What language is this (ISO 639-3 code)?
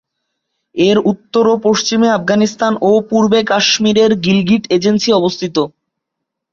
ben